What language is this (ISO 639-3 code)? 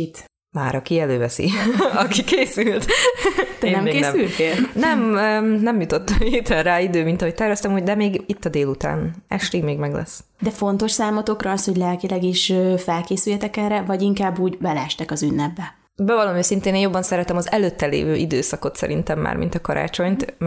hun